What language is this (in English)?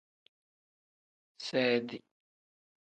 Tem